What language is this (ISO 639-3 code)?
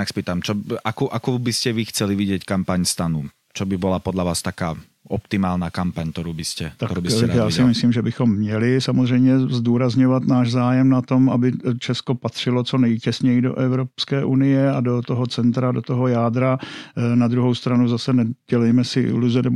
ces